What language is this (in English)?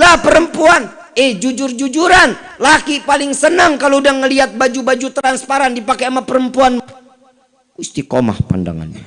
Indonesian